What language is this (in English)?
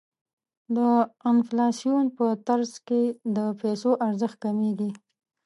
Pashto